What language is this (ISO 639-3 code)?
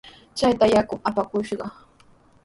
qws